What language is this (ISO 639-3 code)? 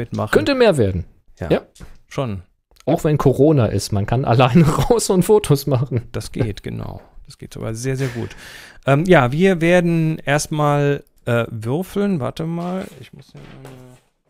deu